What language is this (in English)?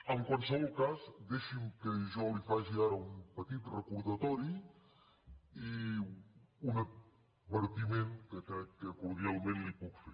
Catalan